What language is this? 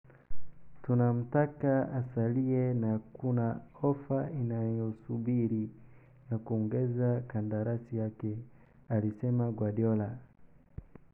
Somali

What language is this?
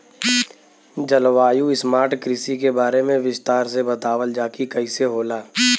Bhojpuri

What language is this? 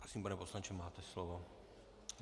Czech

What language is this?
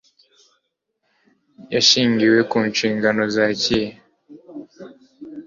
Kinyarwanda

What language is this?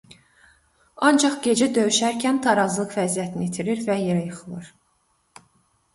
Azerbaijani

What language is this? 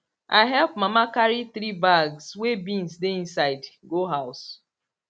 Nigerian Pidgin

